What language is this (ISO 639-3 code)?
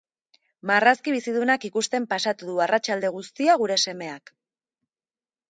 eus